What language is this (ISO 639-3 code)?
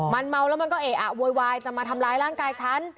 tha